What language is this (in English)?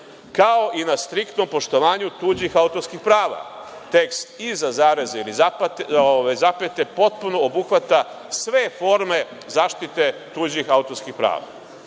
Serbian